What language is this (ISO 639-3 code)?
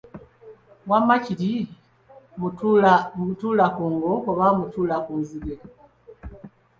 lug